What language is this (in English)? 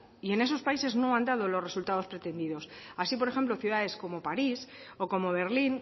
Spanish